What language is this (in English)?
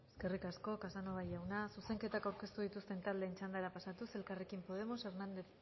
Basque